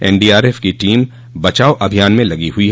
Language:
Hindi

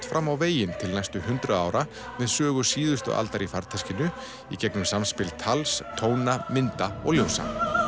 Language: Icelandic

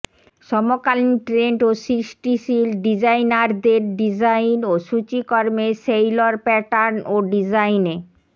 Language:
Bangla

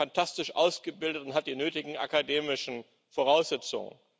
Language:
German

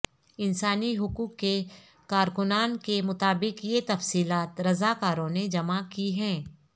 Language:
Urdu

